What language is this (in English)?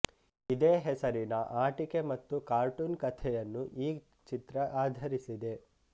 Kannada